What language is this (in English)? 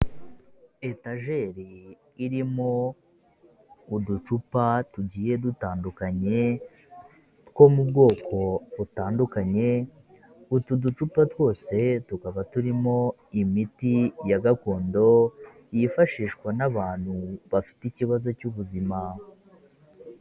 Kinyarwanda